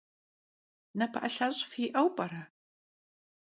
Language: Kabardian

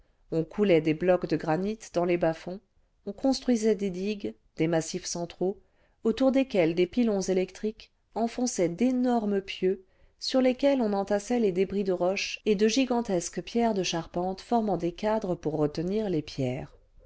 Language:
French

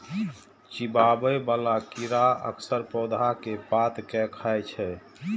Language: Maithili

